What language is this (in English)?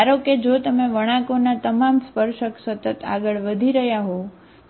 Gujarati